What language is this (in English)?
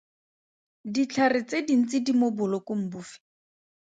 Tswana